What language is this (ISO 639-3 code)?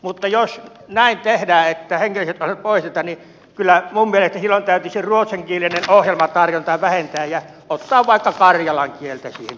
fin